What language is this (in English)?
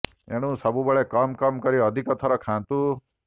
Odia